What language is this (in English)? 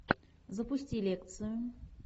Russian